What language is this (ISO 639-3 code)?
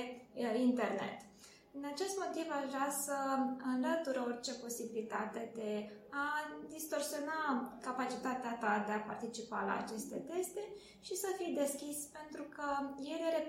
ron